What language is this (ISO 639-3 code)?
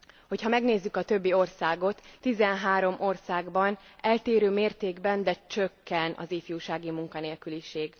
hun